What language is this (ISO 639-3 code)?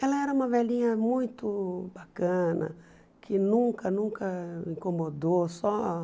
por